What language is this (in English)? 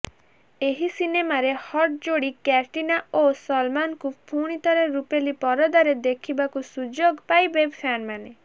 Odia